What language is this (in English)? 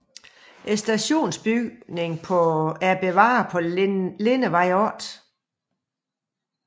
Danish